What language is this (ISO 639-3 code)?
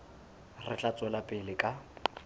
sot